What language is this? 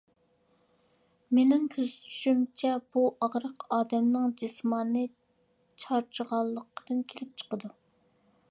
Uyghur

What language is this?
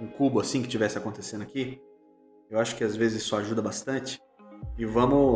Portuguese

